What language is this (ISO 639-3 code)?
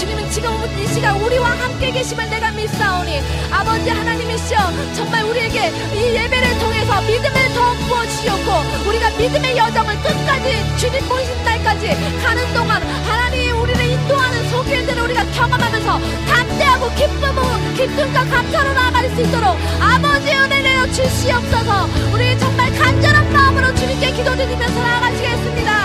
kor